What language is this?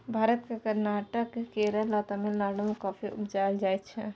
Maithili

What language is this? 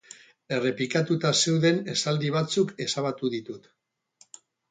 Basque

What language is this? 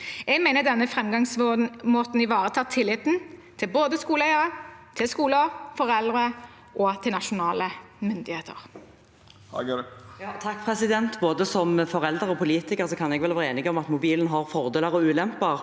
Norwegian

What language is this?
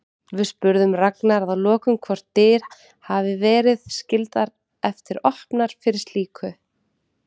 Icelandic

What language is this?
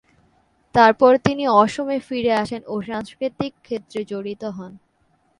Bangla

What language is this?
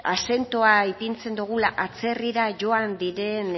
Basque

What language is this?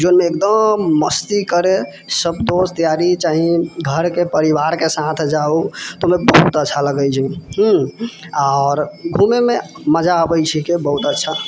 Maithili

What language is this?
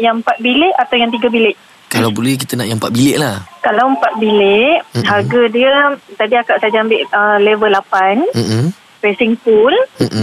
Malay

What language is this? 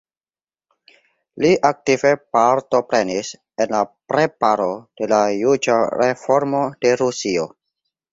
Esperanto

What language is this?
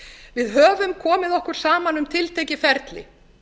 Icelandic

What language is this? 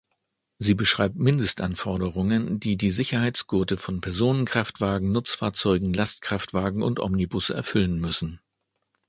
German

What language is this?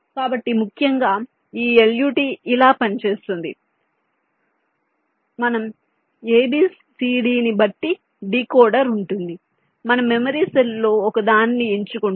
Telugu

